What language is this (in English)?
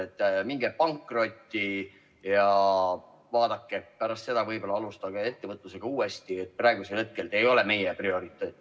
Estonian